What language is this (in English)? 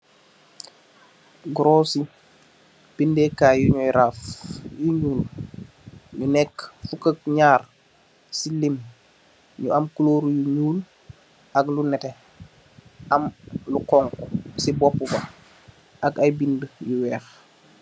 Wolof